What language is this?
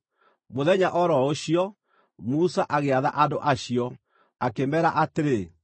Kikuyu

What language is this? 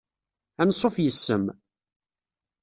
Kabyle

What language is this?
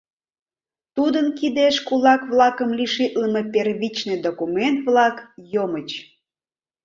Mari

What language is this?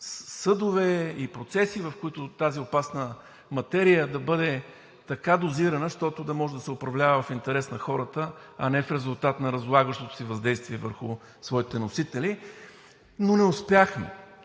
Bulgarian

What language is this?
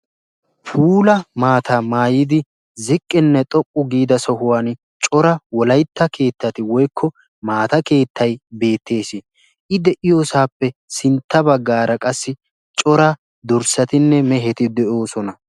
Wolaytta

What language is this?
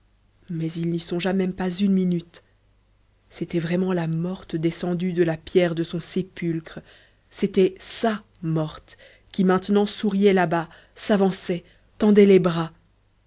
French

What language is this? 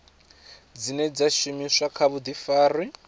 Venda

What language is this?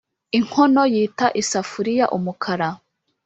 Kinyarwanda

